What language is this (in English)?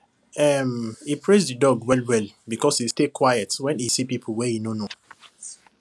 Nigerian Pidgin